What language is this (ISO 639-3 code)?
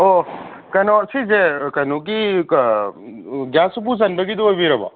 mni